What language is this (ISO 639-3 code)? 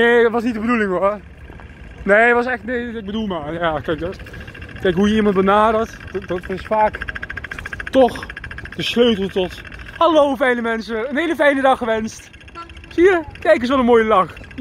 nld